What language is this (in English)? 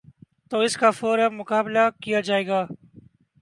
Urdu